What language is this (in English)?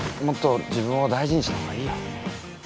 Japanese